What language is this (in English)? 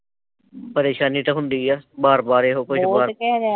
Punjabi